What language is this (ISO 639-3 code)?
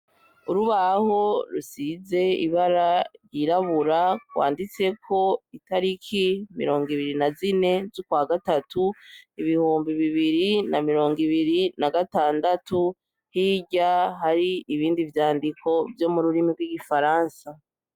run